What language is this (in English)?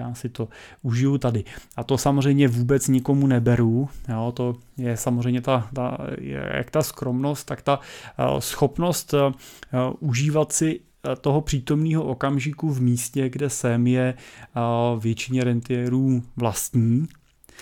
Czech